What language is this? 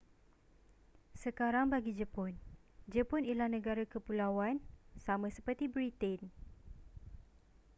Malay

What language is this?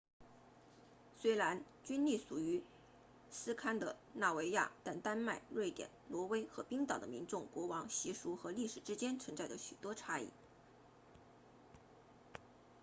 Chinese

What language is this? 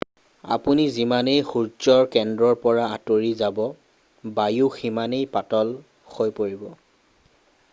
Assamese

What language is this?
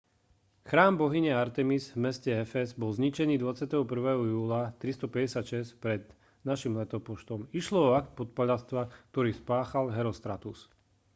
Slovak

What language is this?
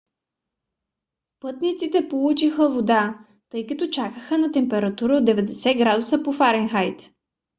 Bulgarian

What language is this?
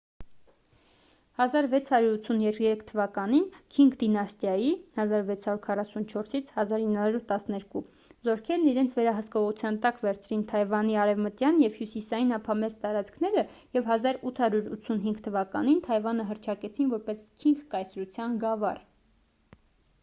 Armenian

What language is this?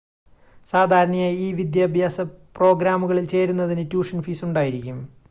Malayalam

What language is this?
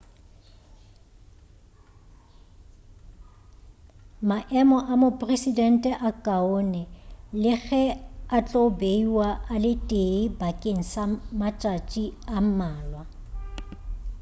Northern Sotho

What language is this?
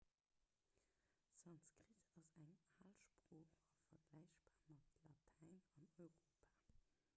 Luxembourgish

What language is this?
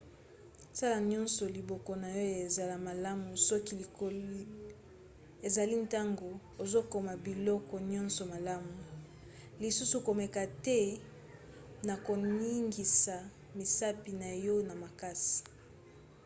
Lingala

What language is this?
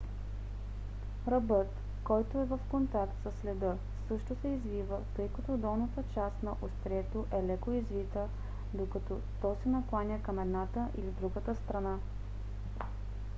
Bulgarian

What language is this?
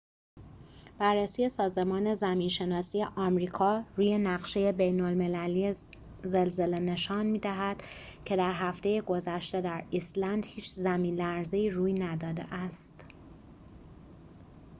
Persian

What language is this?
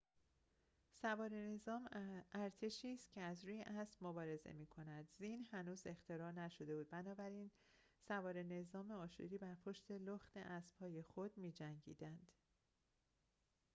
Persian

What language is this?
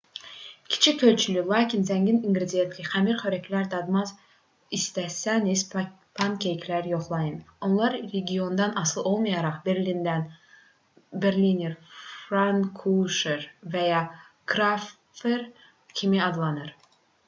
Azerbaijani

